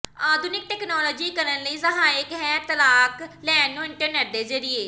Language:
Punjabi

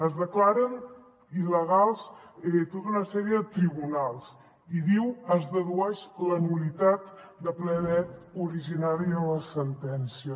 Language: Catalan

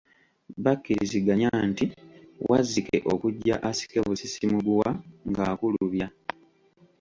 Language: Ganda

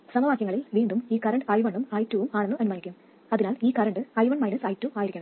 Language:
Malayalam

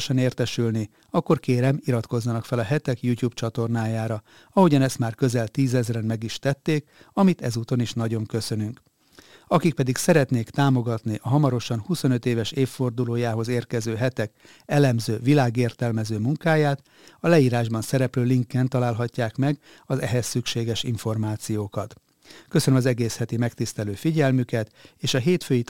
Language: Hungarian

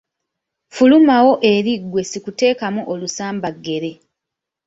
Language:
Ganda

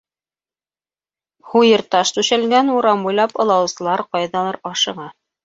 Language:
Bashkir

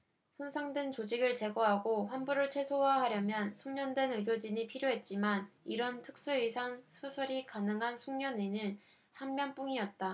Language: Korean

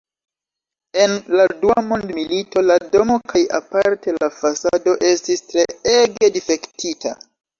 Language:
Esperanto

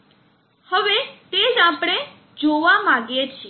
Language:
Gujarati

